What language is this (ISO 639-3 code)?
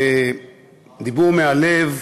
heb